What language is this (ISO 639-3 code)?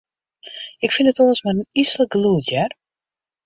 fry